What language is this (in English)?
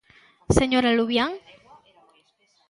Galician